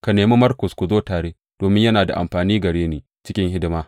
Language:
Hausa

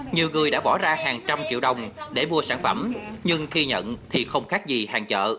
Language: Vietnamese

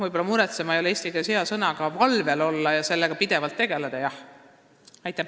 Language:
Estonian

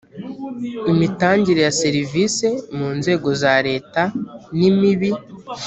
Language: Kinyarwanda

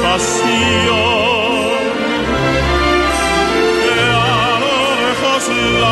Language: Greek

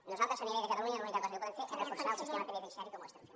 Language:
Catalan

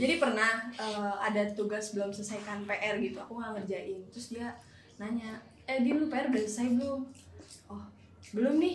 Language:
Indonesian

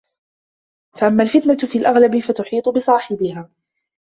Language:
Arabic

